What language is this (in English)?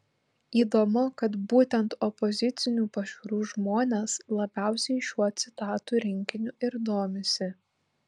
Lithuanian